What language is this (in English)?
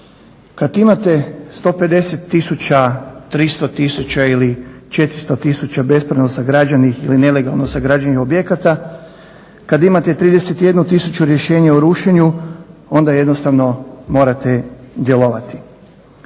Croatian